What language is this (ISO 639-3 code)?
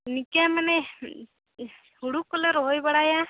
sat